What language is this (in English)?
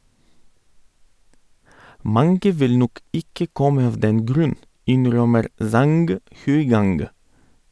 Norwegian